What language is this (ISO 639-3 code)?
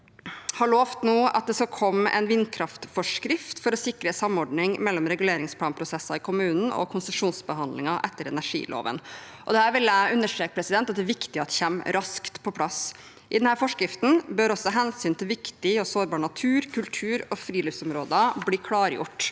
nor